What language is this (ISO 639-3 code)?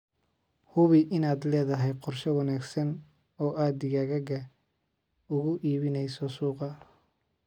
som